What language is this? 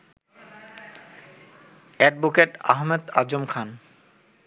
Bangla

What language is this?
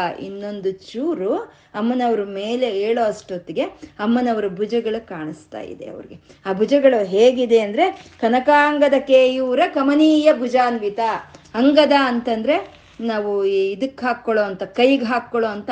Kannada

